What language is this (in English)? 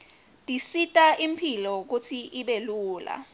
Swati